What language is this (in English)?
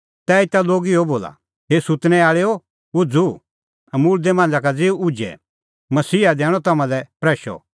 Kullu Pahari